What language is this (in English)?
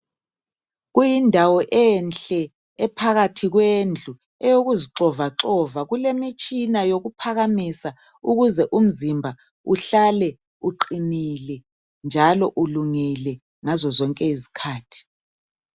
North Ndebele